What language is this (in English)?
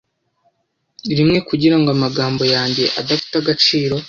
Kinyarwanda